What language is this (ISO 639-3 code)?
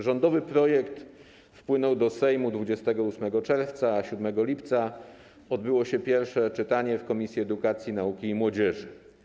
pol